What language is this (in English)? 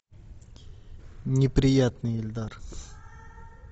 Russian